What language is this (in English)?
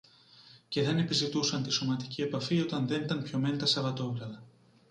Greek